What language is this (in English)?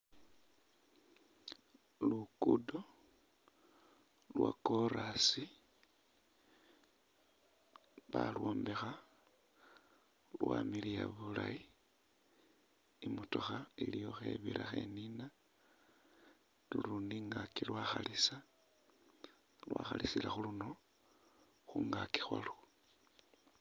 Masaaba